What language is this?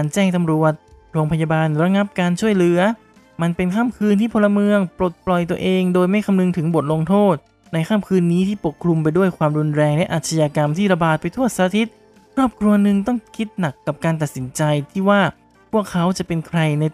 Thai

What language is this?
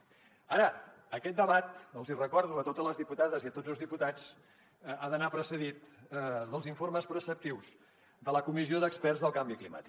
Catalan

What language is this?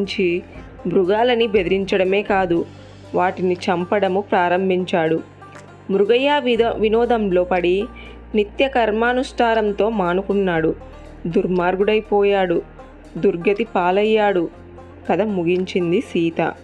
Telugu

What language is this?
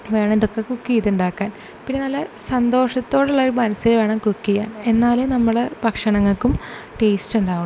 Malayalam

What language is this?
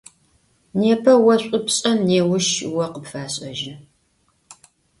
Adyghe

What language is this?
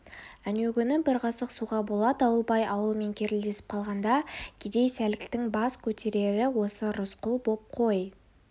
Kazakh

